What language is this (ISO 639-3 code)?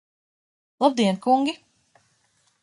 lav